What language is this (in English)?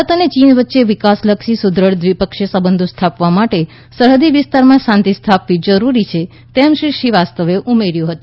Gujarati